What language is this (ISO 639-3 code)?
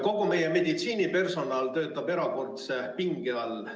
est